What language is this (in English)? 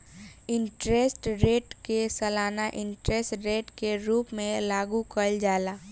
Bhojpuri